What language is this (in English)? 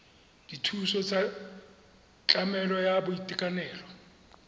Tswana